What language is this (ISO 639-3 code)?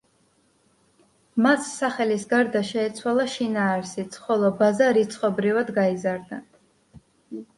kat